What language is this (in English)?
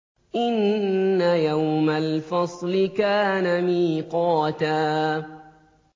Arabic